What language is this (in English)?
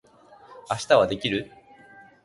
Japanese